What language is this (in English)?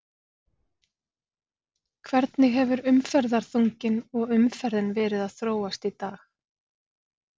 Icelandic